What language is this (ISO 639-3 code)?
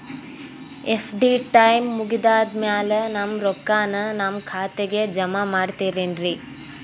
kan